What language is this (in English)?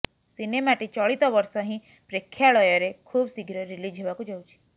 Odia